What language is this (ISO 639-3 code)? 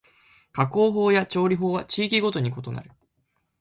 jpn